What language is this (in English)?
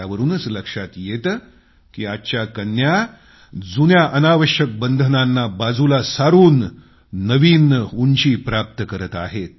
Marathi